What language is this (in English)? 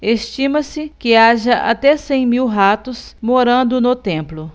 Portuguese